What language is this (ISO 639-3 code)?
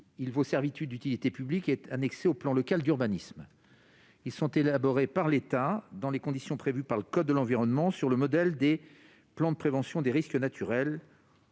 fra